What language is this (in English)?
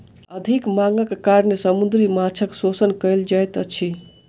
Maithili